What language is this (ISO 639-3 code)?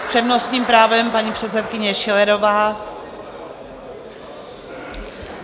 ces